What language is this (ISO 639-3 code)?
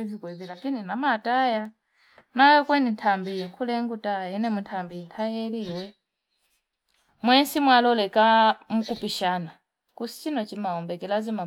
fip